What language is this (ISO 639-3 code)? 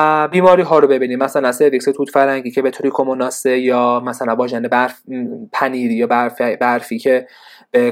fas